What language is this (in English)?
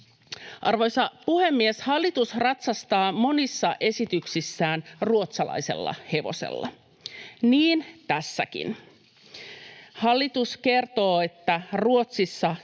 Finnish